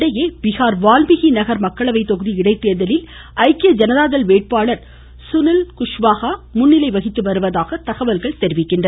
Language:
Tamil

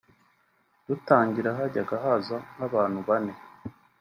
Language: Kinyarwanda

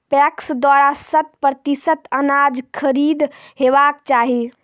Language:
Maithili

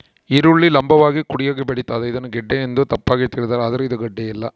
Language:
Kannada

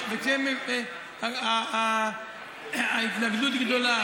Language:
Hebrew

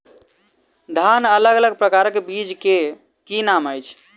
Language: Maithili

